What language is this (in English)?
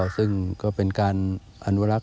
Thai